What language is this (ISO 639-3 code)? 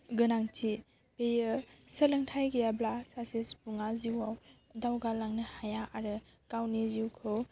brx